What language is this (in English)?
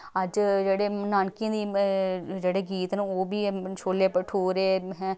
Dogri